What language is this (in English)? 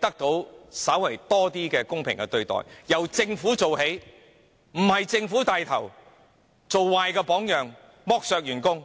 Cantonese